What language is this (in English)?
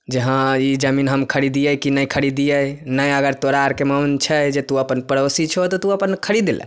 Maithili